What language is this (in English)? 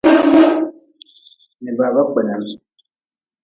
Nawdm